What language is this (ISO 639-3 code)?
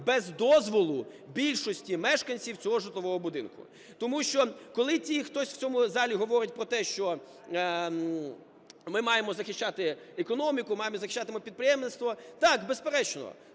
ukr